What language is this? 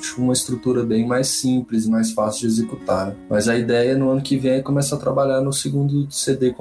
Portuguese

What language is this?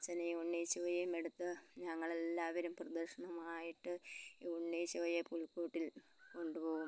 Malayalam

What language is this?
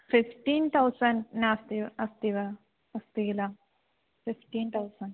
Sanskrit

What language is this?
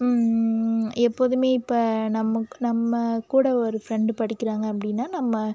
Tamil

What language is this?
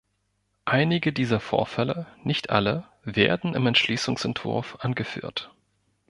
German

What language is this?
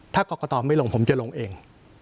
Thai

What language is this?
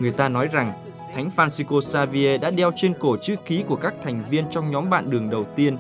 Vietnamese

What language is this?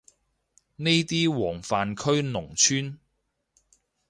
Cantonese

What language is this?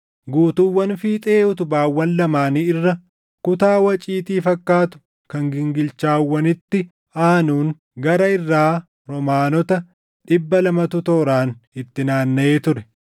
Oromo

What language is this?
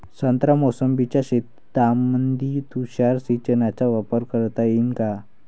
Marathi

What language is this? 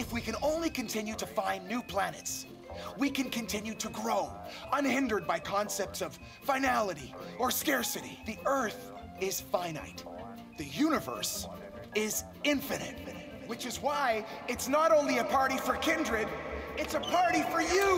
Japanese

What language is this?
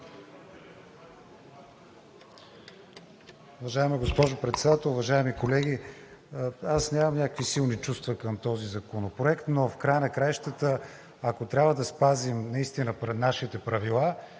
Bulgarian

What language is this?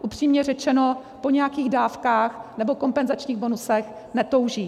Czech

